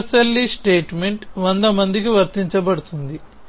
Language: Telugu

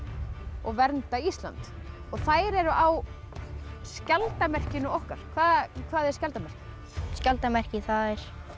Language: Icelandic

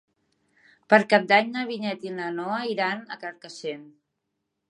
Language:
Catalan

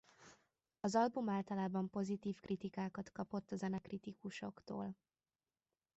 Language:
Hungarian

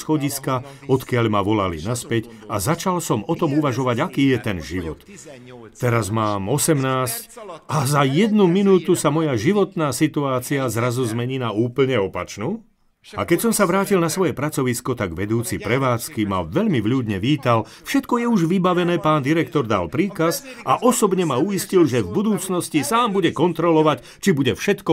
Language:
Slovak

